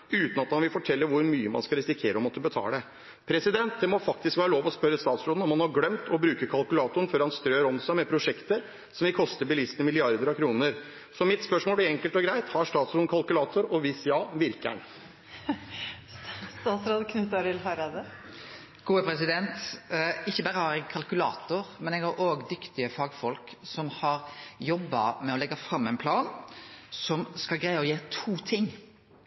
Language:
Norwegian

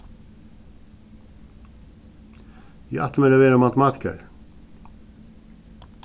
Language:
Faroese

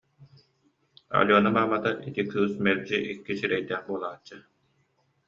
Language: Yakut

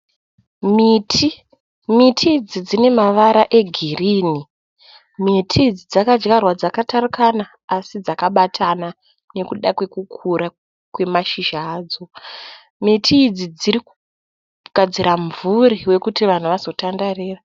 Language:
Shona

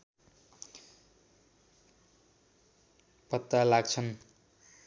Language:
Nepali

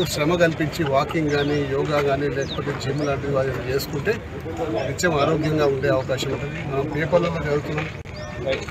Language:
Telugu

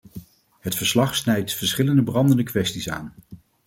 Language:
Dutch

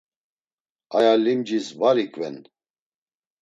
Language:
Laz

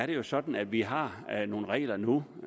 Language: Danish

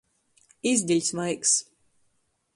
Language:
Latgalian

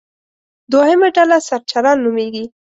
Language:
Pashto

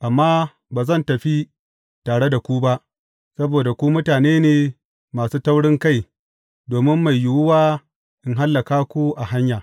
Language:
Hausa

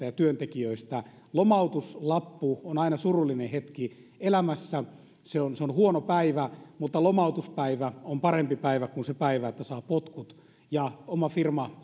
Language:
Finnish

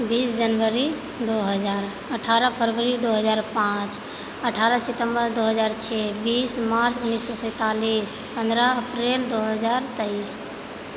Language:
Maithili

